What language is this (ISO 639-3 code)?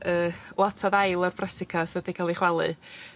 cym